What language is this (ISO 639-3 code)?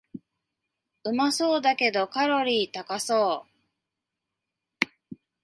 jpn